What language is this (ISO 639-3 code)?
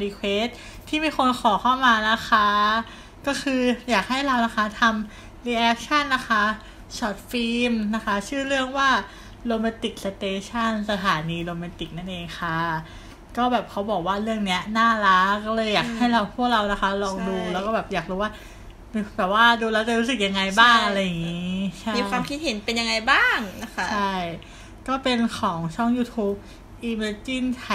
tha